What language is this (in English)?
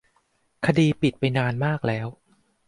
Thai